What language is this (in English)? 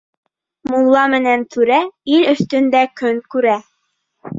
Bashkir